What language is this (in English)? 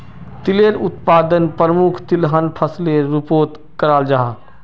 Magahi